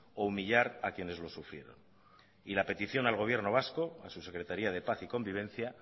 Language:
Spanish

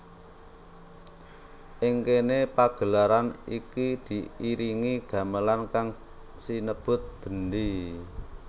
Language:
Javanese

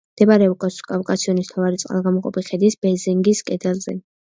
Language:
Georgian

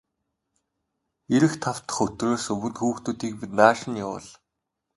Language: Mongolian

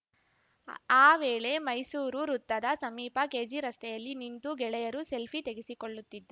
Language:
Kannada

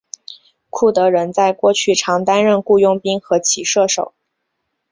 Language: Chinese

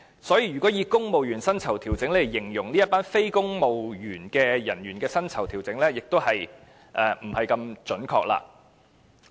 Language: Cantonese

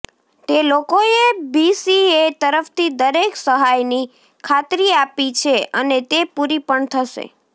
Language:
Gujarati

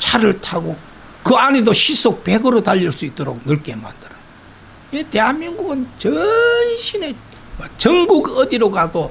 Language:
Korean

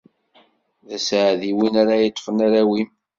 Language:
Kabyle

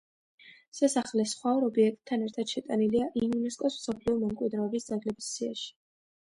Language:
Georgian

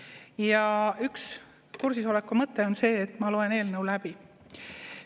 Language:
Estonian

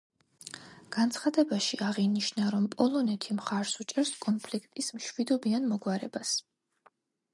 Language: Georgian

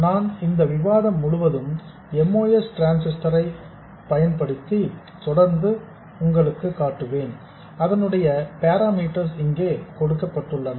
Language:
Tamil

